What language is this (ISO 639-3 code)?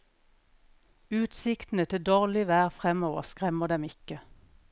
nor